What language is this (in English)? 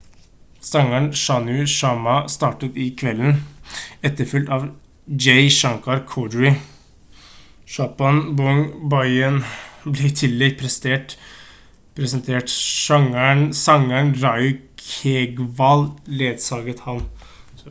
Norwegian Bokmål